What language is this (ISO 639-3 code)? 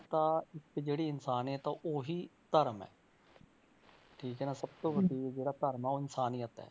pan